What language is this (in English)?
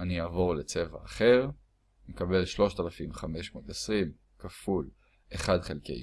Hebrew